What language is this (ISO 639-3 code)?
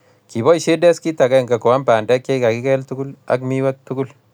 kln